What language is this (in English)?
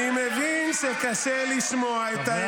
Hebrew